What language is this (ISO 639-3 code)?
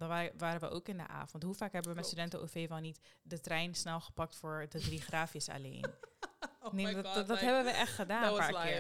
nld